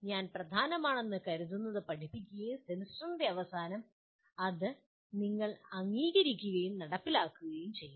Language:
Malayalam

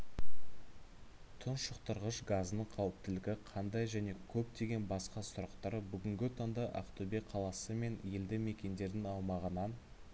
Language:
Kazakh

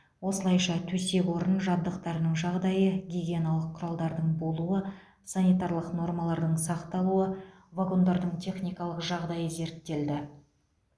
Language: Kazakh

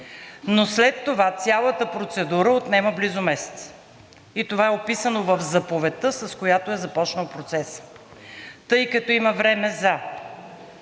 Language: Bulgarian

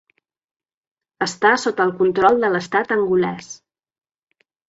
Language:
Catalan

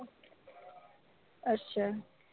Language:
Punjabi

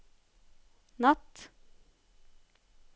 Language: Norwegian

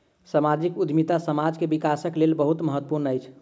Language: Maithili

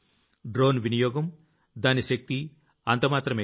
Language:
Telugu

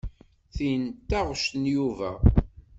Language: Kabyle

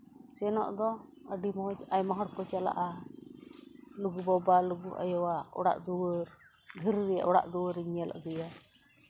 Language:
Santali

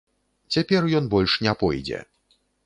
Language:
Belarusian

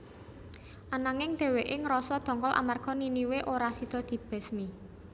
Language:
Javanese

